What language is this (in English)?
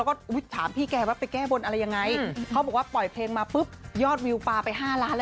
Thai